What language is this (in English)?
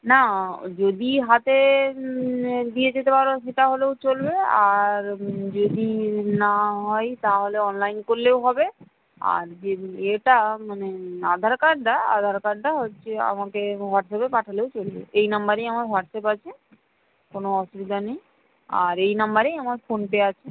Bangla